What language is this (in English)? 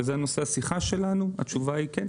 Hebrew